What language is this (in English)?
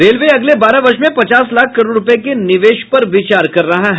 Hindi